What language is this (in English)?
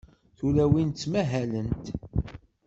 Kabyle